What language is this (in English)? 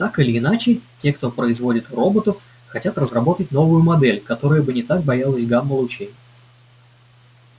Russian